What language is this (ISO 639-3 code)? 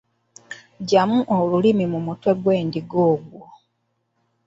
lug